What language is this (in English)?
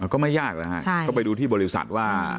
Thai